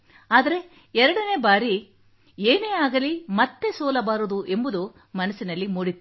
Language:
Kannada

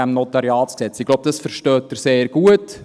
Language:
Swiss German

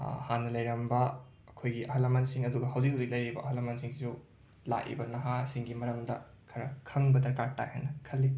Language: Manipuri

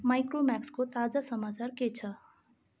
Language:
Nepali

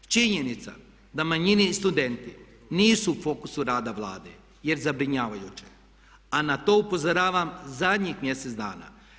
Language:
Croatian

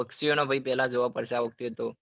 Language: Gujarati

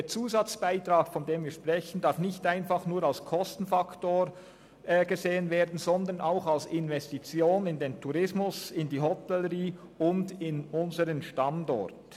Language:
Swiss German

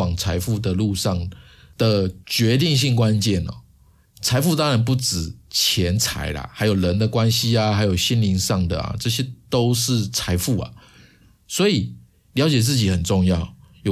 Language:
Chinese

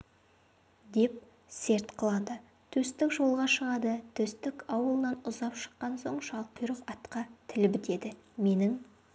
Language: Kazakh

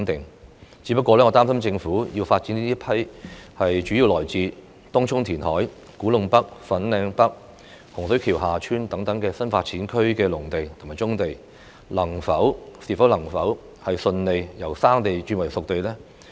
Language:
Cantonese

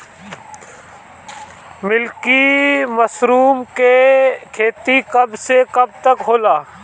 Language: Bhojpuri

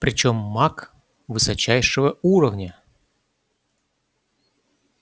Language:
Russian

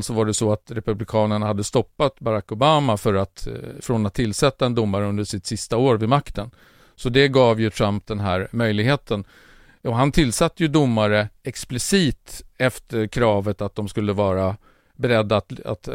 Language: Swedish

